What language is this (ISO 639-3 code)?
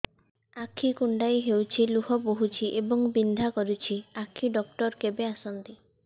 ori